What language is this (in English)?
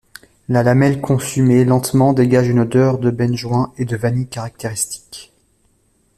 French